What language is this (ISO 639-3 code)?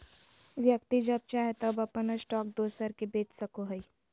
mag